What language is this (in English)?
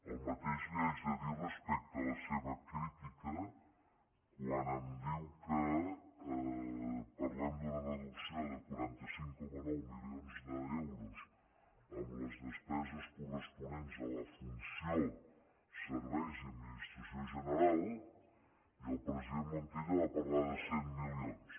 Catalan